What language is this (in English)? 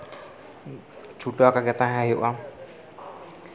Santali